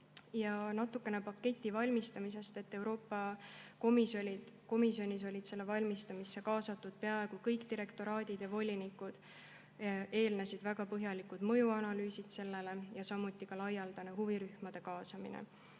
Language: Estonian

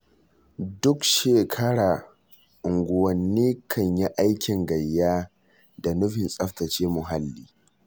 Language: Hausa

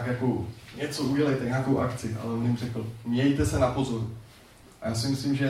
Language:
Czech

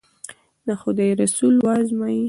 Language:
Pashto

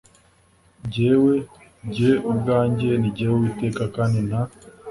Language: Kinyarwanda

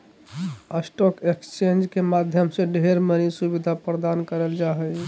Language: Magahi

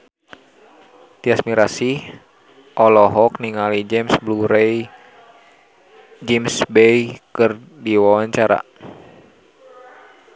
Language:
Sundanese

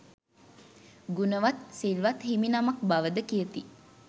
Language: Sinhala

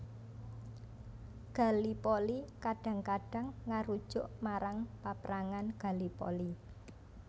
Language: Javanese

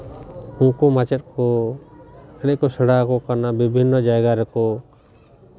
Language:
Santali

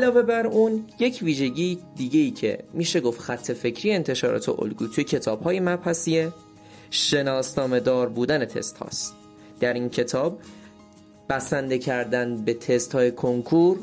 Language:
Persian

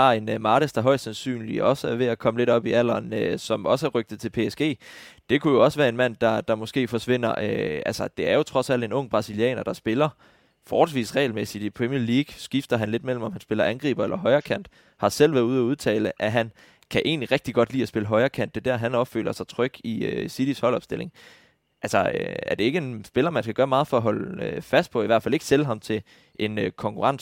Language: Danish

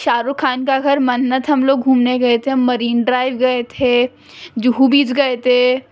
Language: Urdu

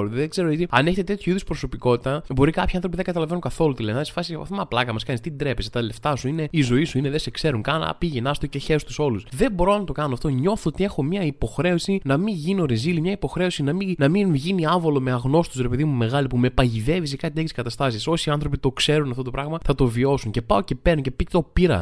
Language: Greek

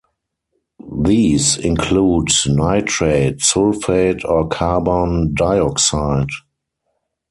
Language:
English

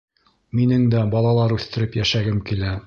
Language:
Bashkir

